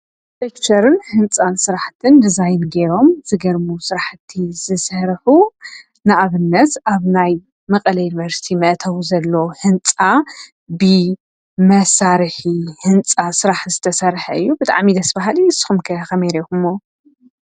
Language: Tigrinya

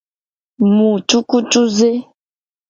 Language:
Gen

